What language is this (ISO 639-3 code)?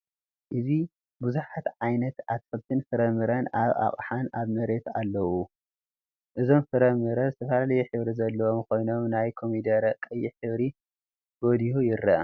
tir